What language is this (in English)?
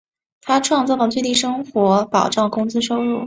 Chinese